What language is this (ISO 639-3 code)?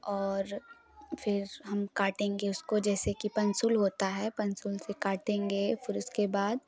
hin